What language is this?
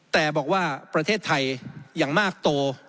Thai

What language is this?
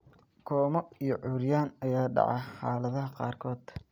Somali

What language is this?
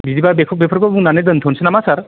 Bodo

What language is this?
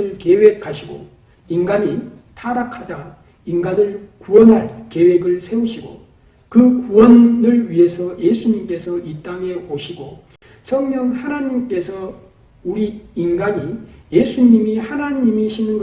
Korean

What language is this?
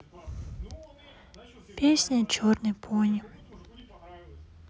Russian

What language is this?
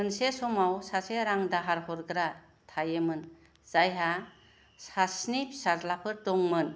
Bodo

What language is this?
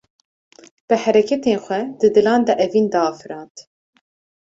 Kurdish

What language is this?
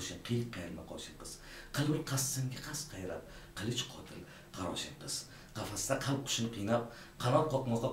Turkish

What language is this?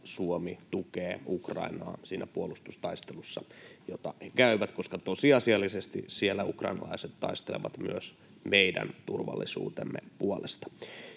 Finnish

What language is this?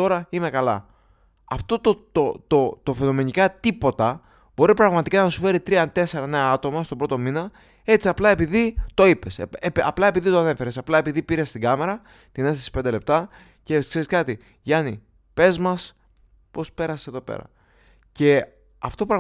Greek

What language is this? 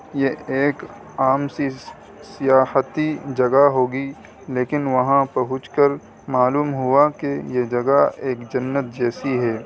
Urdu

